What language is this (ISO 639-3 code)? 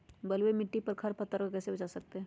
mag